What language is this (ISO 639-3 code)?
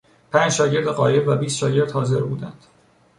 fas